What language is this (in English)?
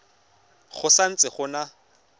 Tswana